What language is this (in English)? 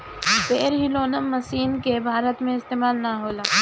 Bhojpuri